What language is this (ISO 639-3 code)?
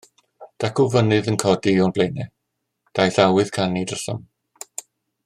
cym